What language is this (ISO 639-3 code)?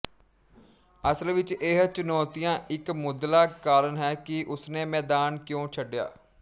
pan